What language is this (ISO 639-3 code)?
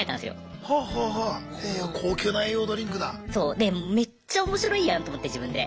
jpn